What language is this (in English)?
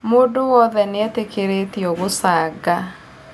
Kikuyu